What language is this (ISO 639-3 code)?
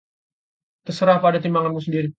ind